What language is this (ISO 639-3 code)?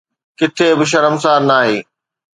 snd